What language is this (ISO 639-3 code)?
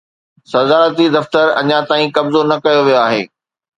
snd